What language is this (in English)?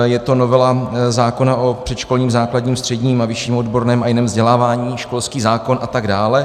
Czech